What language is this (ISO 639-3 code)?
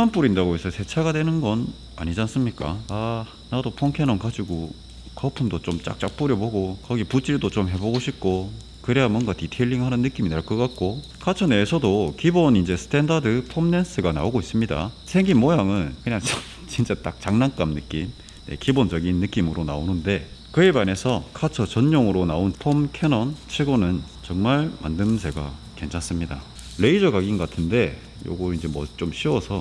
kor